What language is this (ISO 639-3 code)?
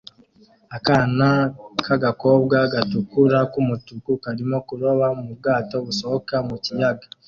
kin